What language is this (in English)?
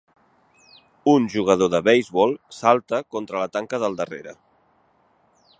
Catalan